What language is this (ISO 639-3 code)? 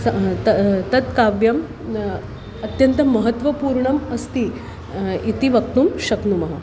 san